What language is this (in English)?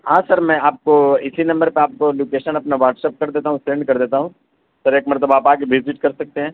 Urdu